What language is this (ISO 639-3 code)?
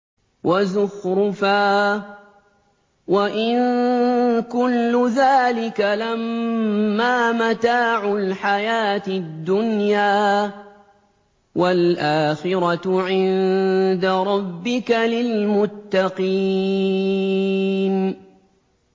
ara